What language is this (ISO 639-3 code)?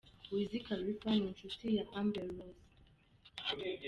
kin